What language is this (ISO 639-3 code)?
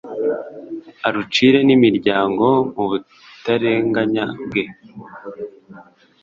kin